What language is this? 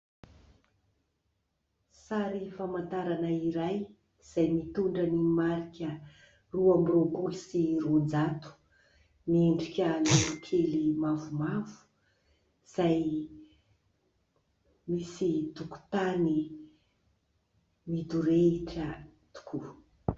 Malagasy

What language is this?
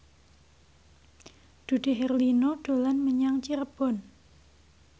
Javanese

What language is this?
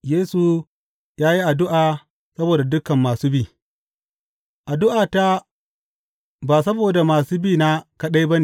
Hausa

